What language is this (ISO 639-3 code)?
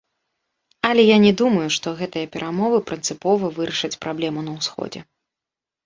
bel